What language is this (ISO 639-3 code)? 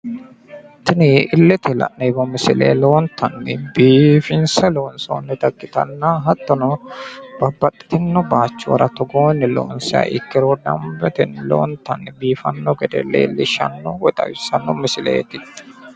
sid